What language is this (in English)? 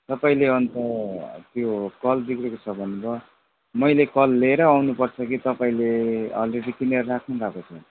Nepali